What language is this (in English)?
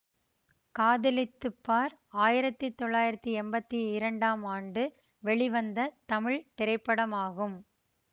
Tamil